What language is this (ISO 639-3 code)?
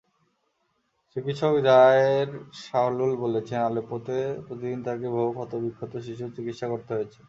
ben